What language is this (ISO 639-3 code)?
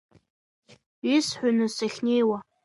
abk